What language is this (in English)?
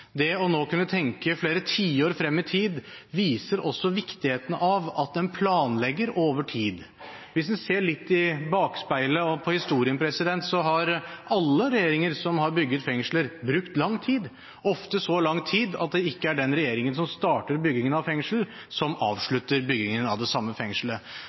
Norwegian Bokmål